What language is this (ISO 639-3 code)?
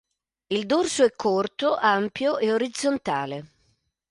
ita